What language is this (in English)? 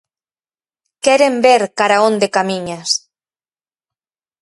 Galician